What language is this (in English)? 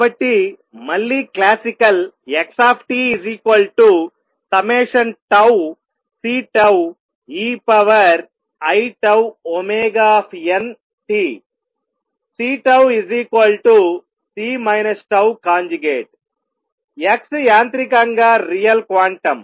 Telugu